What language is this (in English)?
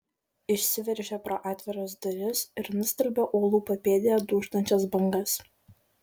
Lithuanian